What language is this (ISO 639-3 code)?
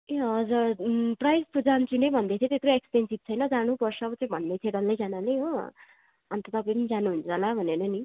nep